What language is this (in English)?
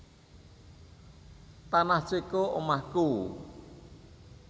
Javanese